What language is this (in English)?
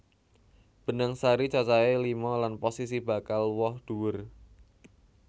Javanese